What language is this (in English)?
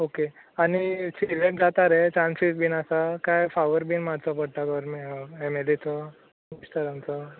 Konkani